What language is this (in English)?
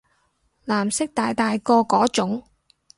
Cantonese